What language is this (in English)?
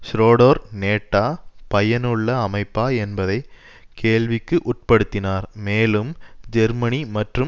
Tamil